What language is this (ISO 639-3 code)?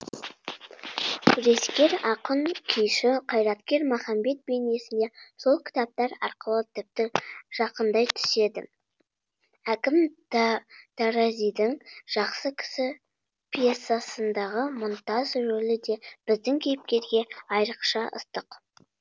kaz